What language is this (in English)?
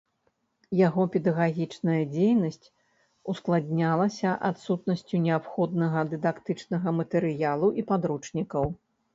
Belarusian